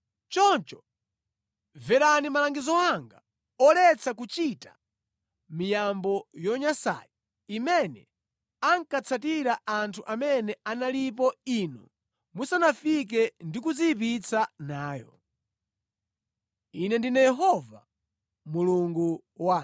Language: Nyanja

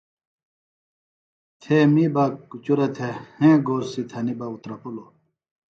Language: Phalura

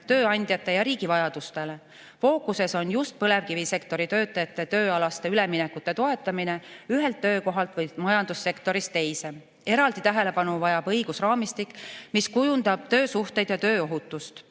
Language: Estonian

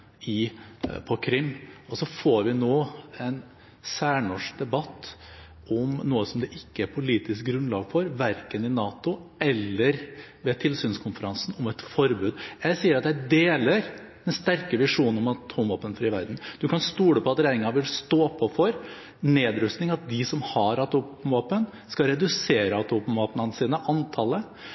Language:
Norwegian Bokmål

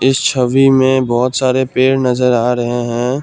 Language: Hindi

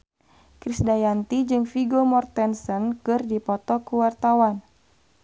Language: Sundanese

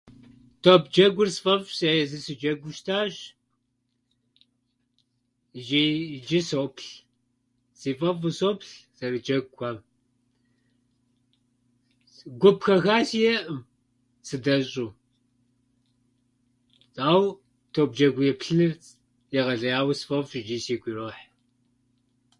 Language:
Kabardian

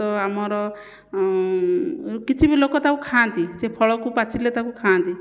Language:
Odia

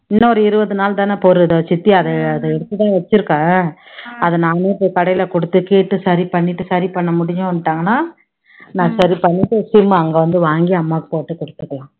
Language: Tamil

